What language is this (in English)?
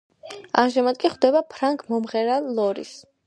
Georgian